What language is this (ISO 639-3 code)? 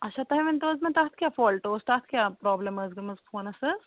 kas